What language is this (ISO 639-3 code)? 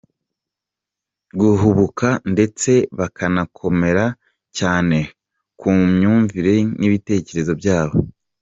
kin